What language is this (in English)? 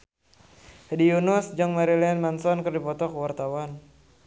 Sundanese